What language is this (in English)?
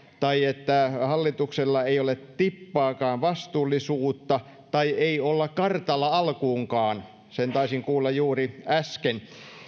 Finnish